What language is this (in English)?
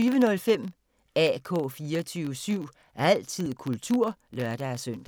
Danish